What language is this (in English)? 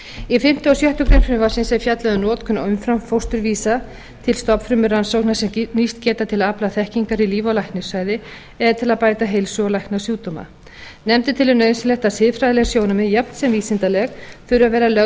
Icelandic